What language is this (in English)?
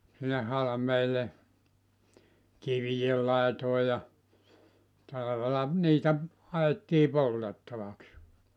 Finnish